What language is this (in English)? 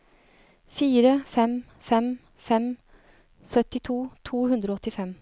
Norwegian